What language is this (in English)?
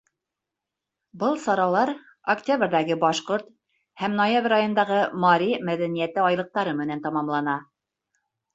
Bashkir